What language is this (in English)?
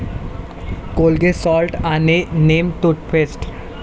Marathi